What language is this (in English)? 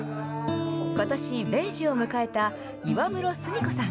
Japanese